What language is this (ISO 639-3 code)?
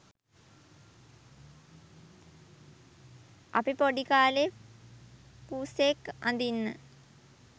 sin